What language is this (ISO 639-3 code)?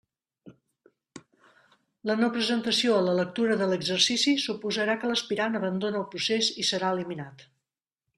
cat